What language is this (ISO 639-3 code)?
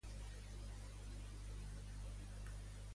cat